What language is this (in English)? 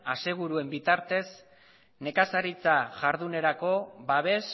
Basque